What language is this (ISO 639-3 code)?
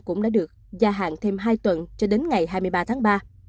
vie